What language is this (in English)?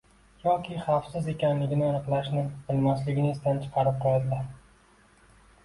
Uzbek